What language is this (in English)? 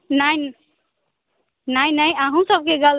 Maithili